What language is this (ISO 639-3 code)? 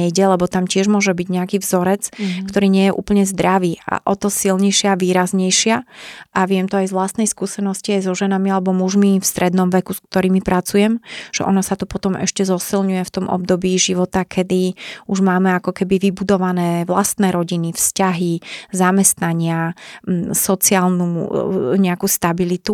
slk